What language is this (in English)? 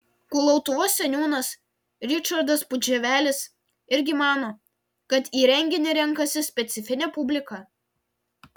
Lithuanian